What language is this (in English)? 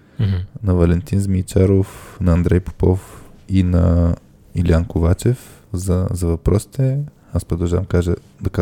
Bulgarian